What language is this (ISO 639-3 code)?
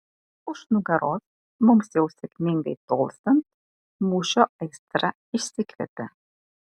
lit